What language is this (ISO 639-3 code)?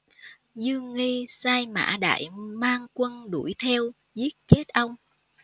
vie